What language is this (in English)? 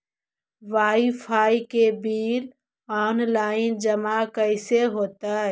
Magahi